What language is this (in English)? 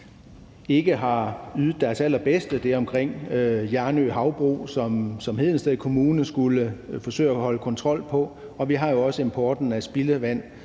Danish